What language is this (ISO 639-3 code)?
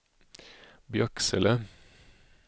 swe